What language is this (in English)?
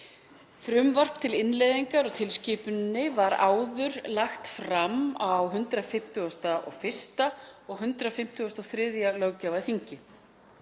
Icelandic